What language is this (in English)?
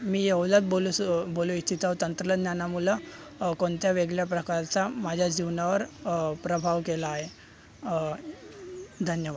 Marathi